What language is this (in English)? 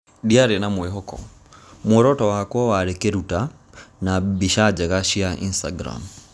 Kikuyu